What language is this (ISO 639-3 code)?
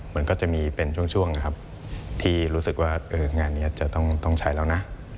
tha